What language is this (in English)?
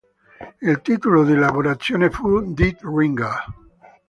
Italian